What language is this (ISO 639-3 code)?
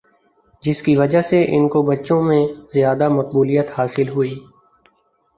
urd